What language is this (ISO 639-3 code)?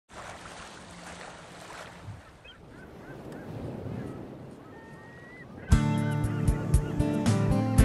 swe